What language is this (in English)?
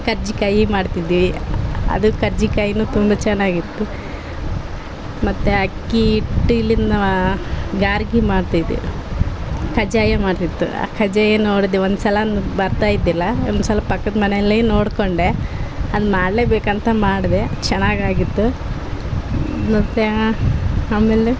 Kannada